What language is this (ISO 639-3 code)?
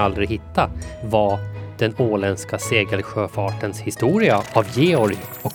swe